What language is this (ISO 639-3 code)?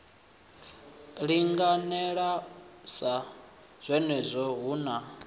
ven